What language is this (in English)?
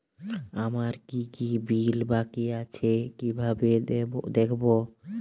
Bangla